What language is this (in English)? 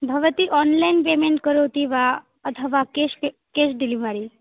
Sanskrit